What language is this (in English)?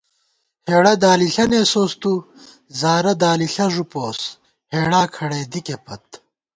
Gawar-Bati